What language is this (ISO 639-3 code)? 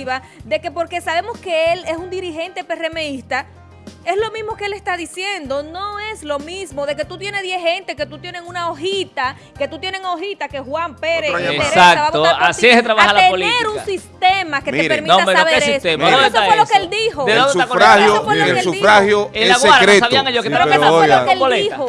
spa